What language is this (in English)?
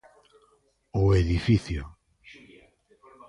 Galician